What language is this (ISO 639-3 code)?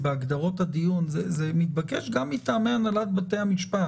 heb